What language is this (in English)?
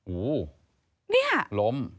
Thai